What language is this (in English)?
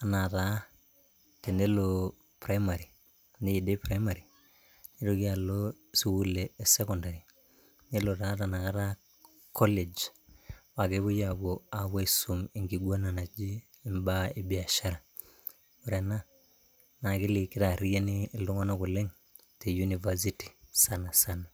Masai